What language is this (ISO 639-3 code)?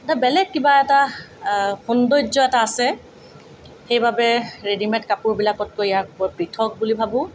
asm